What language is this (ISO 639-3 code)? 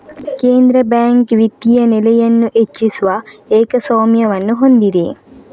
kan